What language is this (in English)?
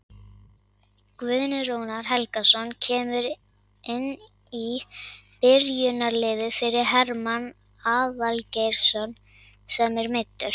Icelandic